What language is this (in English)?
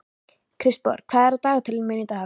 Icelandic